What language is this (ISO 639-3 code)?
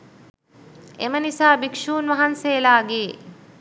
sin